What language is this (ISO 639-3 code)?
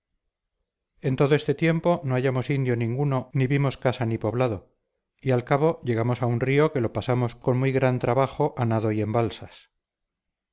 spa